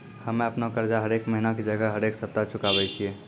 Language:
Maithili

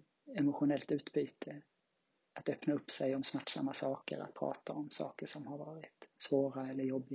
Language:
Swedish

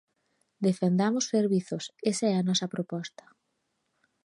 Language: Galician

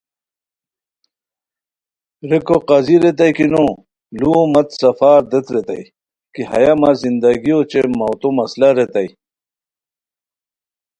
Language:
Khowar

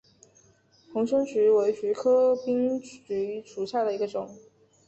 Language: Chinese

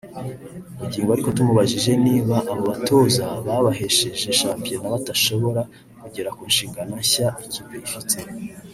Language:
Kinyarwanda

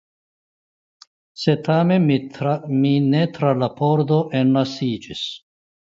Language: Esperanto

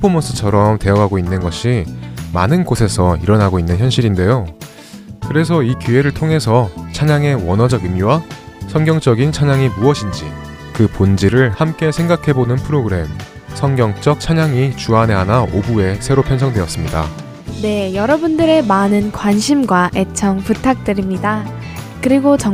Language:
Korean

